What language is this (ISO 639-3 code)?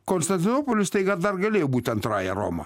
lit